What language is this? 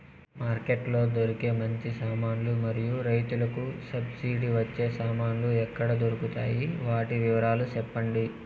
Telugu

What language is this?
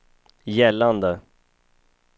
Swedish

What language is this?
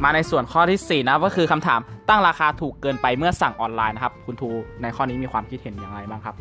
Thai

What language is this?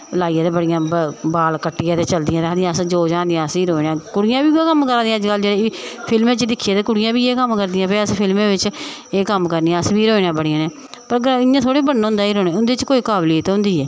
Dogri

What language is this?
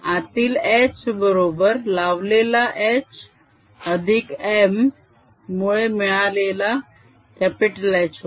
Marathi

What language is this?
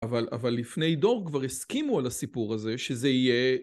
Hebrew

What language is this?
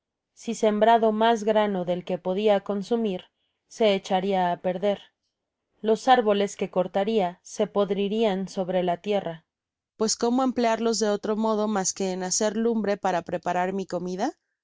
Spanish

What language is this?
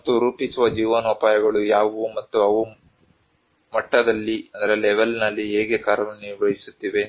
Kannada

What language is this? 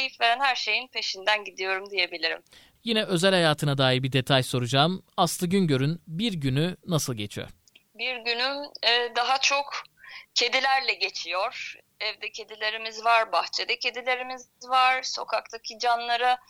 Turkish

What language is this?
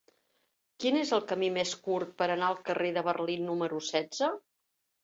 Catalan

